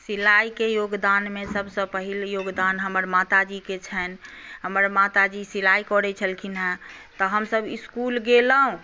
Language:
Maithili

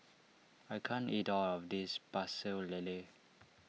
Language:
English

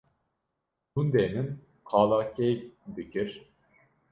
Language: Kurdish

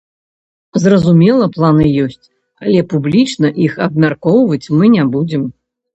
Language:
Belarusian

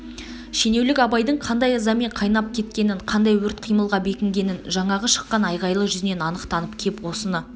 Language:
Kazakh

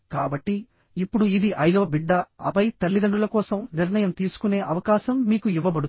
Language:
Telugu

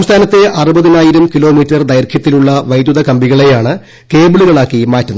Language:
Malayalam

